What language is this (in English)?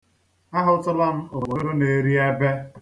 Igbo